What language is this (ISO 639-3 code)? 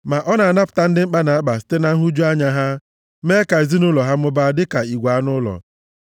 ibo